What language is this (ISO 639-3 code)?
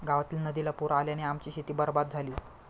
mar